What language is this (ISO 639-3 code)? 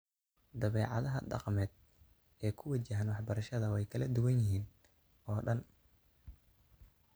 som